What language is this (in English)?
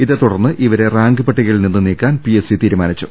Malayalam